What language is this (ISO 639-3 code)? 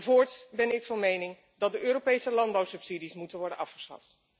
nld